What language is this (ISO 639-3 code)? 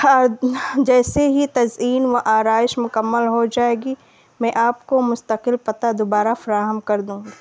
urd